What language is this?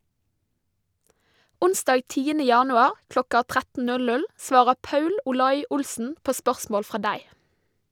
Norwegian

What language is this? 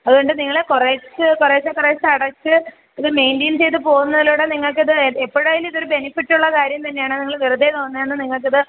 Malayalam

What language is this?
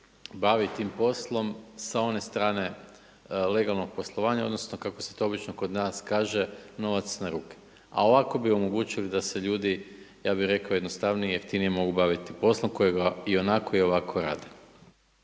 Croatian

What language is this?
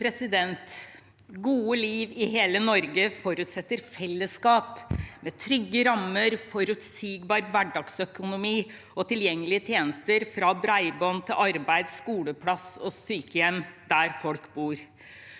Norwegian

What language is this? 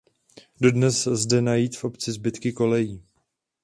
Czech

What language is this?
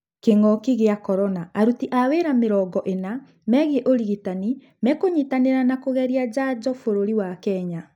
Kikuyu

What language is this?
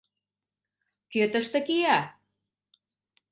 Mari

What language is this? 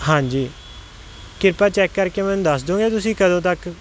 Punjabi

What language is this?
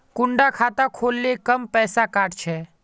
Magahi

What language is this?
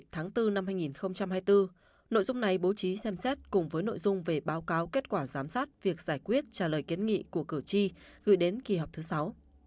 Vietnamese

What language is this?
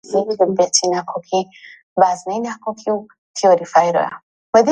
Central Kurdish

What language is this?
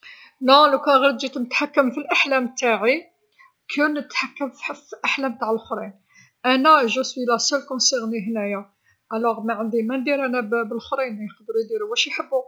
Algerian Arabic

